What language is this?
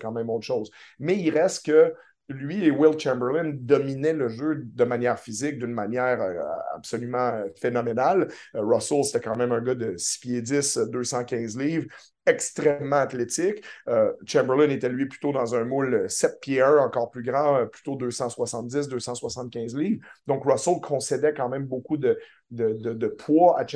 French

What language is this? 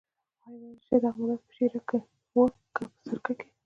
Pashto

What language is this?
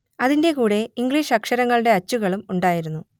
Malayalam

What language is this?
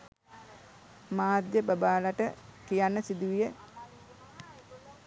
Sinhala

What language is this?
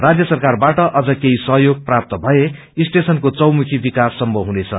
Nepali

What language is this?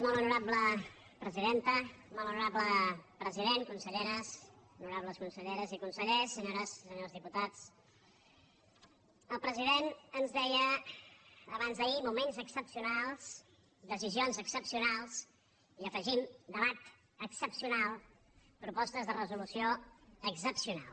Catalan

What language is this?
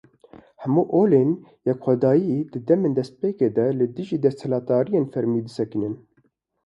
Kurdish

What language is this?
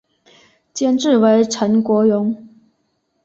Chinese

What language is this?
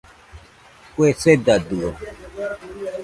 Nüpode Huitoto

